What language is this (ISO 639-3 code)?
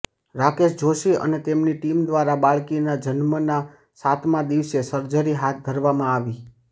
guj